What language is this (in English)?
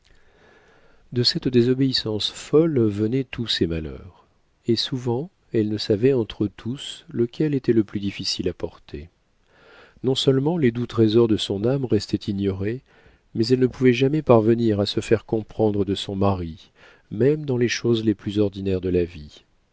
French